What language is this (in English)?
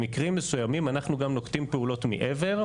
Hebrew